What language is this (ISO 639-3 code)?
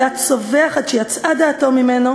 heb